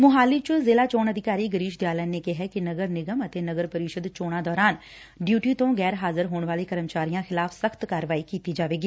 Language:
Punjabi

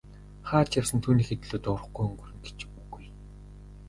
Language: Mongolian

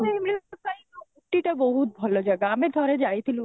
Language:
Odia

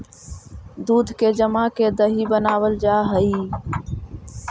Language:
Magahi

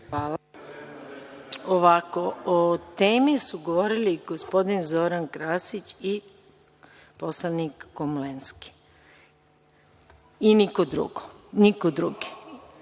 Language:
Serbian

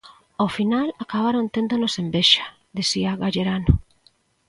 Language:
Galician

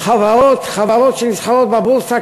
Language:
Hebrew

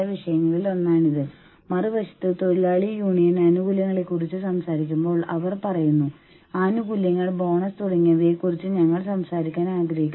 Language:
Malayalam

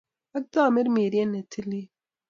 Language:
Kalenjin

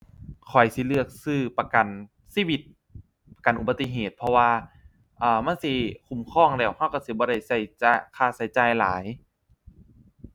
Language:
Thai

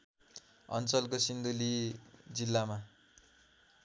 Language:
Nepali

